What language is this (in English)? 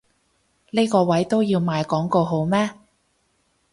Cantonese